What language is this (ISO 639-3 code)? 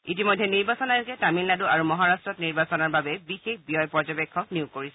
asm